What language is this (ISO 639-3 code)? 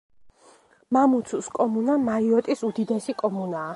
kat